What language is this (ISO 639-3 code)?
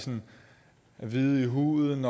dan